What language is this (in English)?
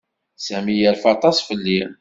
Kabyle